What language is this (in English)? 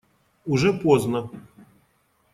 Russian